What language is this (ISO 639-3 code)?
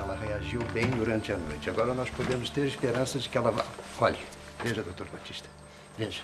por